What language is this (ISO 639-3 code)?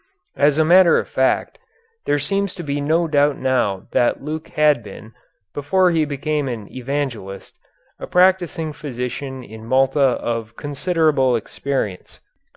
eng